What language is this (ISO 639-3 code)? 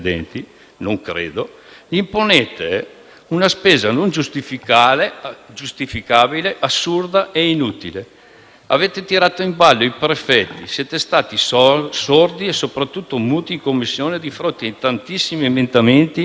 ita